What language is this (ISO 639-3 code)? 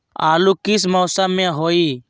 mag